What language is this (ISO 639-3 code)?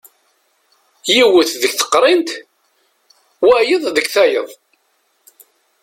kab